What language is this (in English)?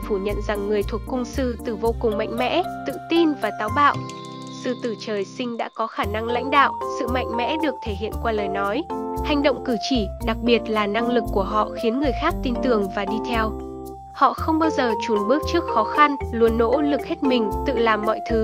Vietnamese